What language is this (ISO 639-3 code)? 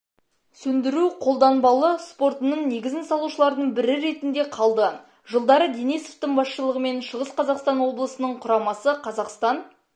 kaz